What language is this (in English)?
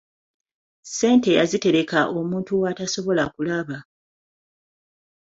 Ganda